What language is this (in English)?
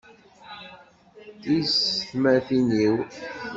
Kabyle